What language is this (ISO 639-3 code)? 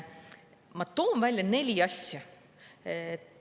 est